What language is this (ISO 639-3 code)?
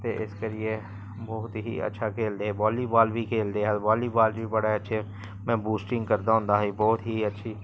doi